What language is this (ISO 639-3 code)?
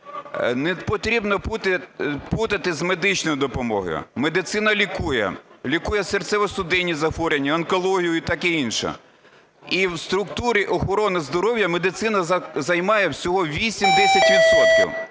ukr